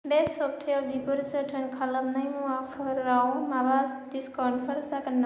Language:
Bodo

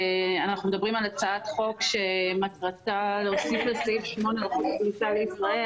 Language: Hebrew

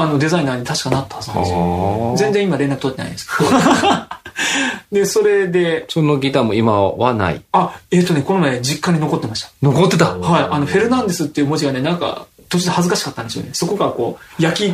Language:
Japanese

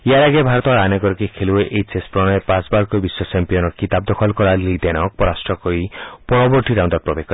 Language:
Assamese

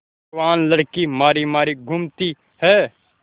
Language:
Hindi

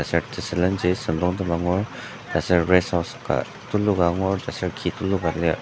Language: Ao Naga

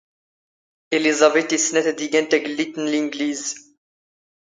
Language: Standard Moroccan Tamazight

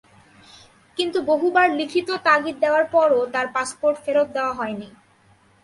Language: Bangla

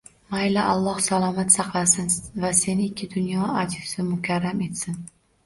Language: Uzbek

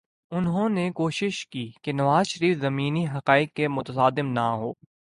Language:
Urdu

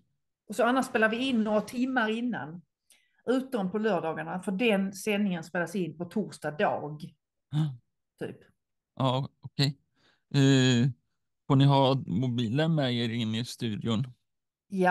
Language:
Swedish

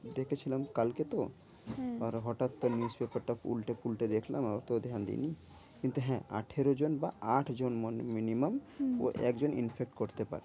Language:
Bangla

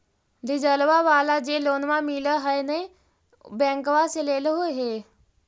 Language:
Magahi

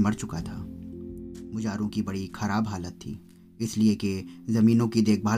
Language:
Hindi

